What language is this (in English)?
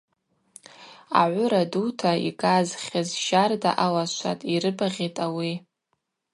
Abaza